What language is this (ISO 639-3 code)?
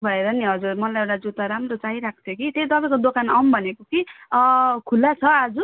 nep